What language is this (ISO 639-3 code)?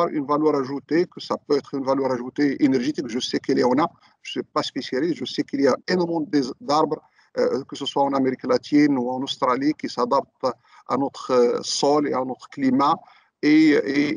fra